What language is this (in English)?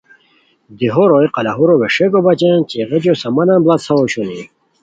Khowar